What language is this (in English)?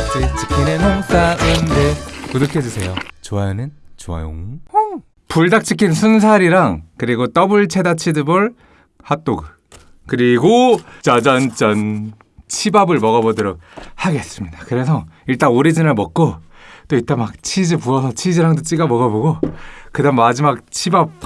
Korean